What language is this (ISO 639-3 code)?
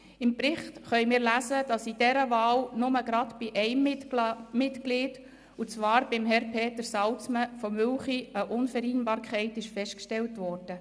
gsw